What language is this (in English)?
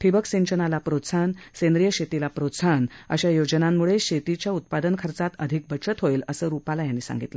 Marathi